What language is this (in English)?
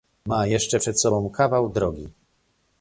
Polish